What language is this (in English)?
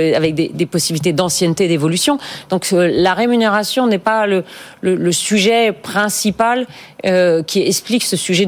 French